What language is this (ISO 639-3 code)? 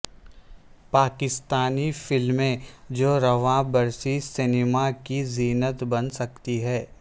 urd